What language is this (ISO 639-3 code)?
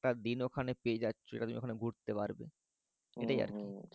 ben